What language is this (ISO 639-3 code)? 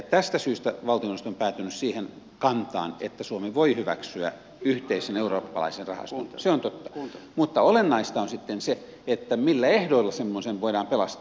fin